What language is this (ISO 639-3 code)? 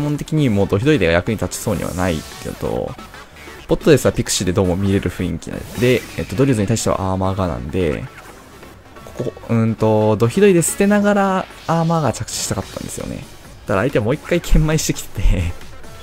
jpn